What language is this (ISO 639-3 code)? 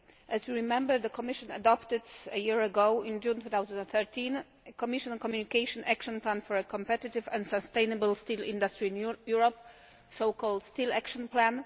eng